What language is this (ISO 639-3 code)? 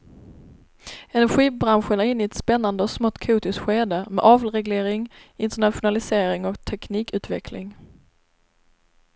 swe